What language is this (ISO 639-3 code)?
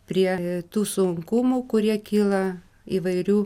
lit